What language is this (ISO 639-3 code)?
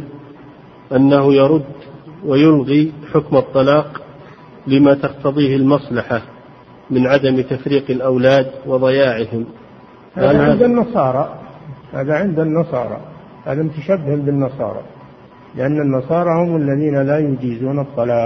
ara